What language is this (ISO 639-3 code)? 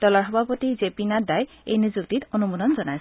asm